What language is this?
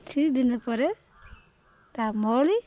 Odia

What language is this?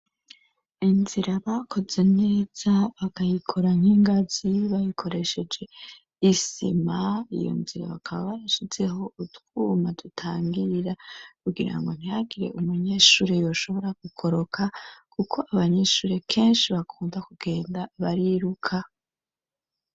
Rundi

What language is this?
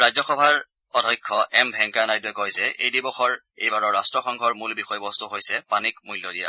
Assamese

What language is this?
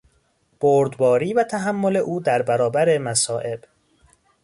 Persian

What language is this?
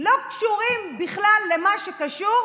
Hebrew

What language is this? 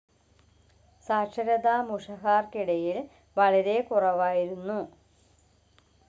Malayalam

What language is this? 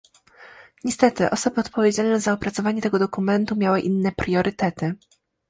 Polish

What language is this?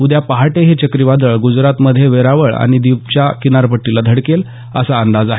Marathi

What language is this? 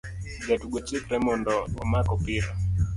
Luo (Kenya and Tanzania)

